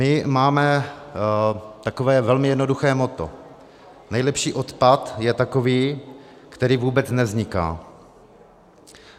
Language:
Czech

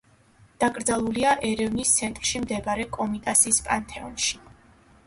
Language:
Georgian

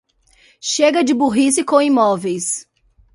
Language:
Portuguese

